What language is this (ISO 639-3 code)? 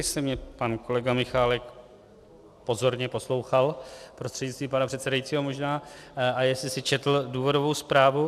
ces